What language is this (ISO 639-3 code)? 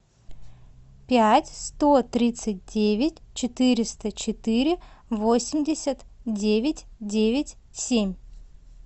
rus